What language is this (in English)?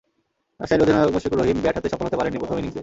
Bangla